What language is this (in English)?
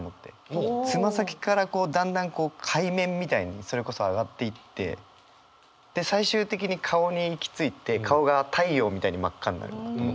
Japanese